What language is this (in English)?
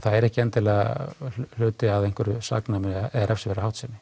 Icelandic